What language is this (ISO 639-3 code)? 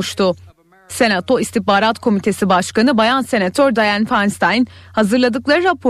tur